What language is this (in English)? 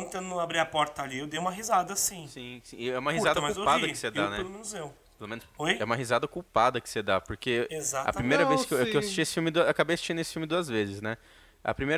Portuguese